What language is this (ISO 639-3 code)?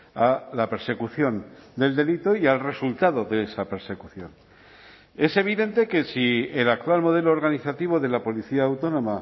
spa